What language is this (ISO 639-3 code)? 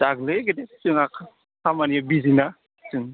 brx